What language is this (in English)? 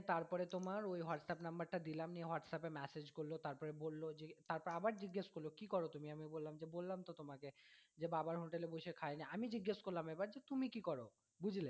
Bangla